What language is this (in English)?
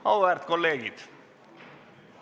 Estonian